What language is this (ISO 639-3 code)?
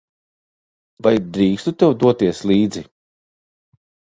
lav